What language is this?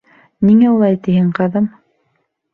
Bashkir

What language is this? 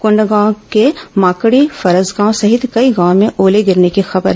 Hindi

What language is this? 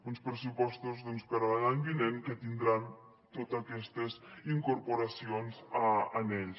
Catalan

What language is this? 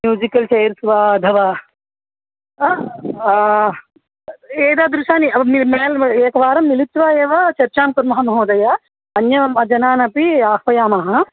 Sanskrit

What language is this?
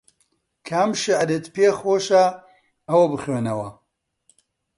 Central Kurdish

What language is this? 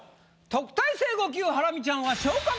Japanese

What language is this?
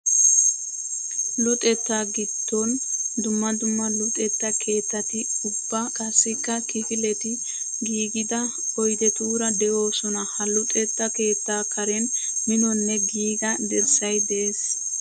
Wolaytta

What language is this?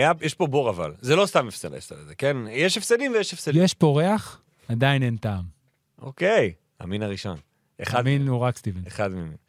Hebrew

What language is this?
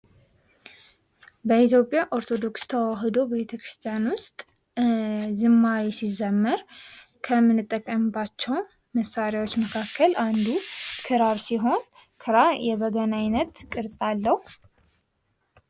Amharic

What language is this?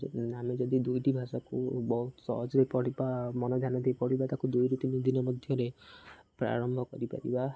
Odia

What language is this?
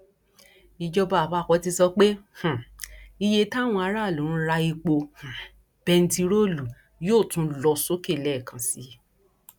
Yoruba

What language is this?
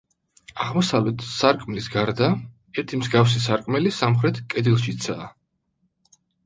Georgian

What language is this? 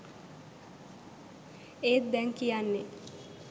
Sinhala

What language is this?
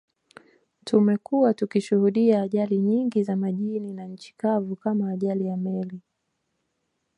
Swahili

